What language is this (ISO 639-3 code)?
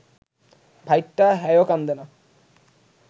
ben